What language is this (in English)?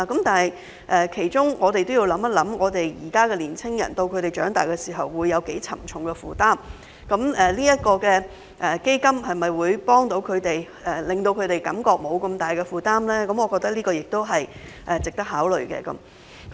Cantonese